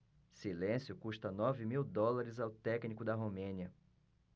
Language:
Portuguese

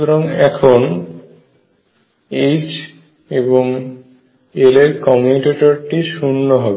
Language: Bangla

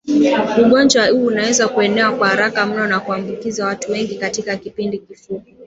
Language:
Swahili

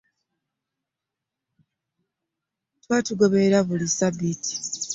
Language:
Ganda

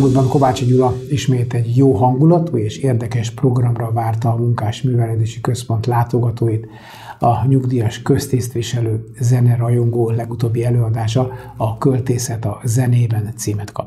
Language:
Hungarian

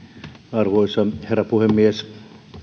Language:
Finnish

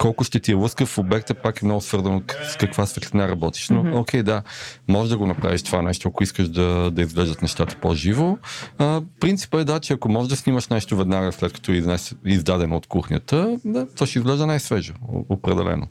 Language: Bulgarian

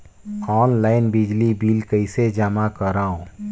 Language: Chhattisgarhi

